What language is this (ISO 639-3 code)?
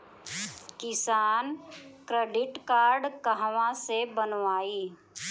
bho